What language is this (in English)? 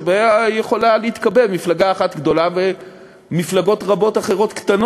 Hebrew